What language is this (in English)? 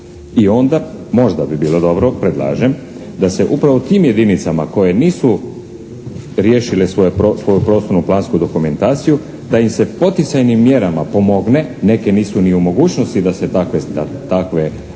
Croatian